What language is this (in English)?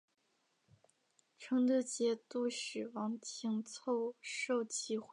Chinese